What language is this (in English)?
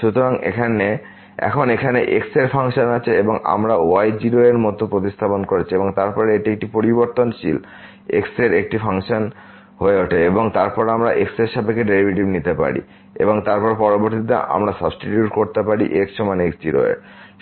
Bangla